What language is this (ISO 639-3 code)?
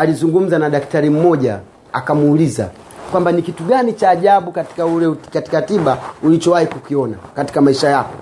swa